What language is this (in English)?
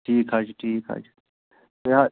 Kashmiri